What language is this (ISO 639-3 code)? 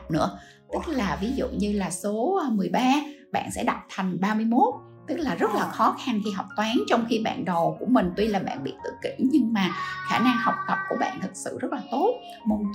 vie